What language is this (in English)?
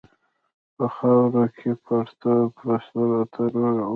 Pashto